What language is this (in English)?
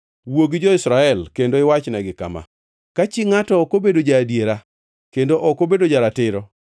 Luo (Kenya and Tanzania)